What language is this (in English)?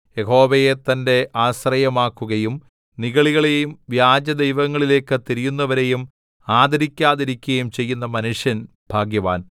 Malayalam